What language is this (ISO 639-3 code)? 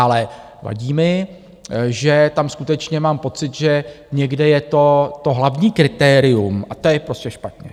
ces